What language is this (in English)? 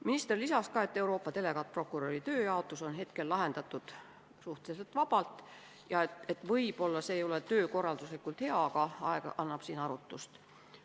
Estonian